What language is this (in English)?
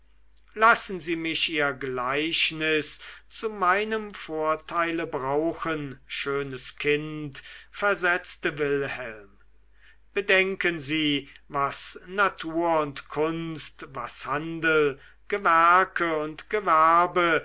German